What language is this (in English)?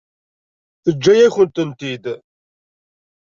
Kabyle